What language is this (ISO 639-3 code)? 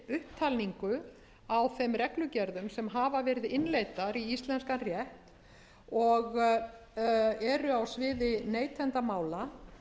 isl